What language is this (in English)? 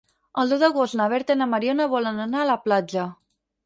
Catalan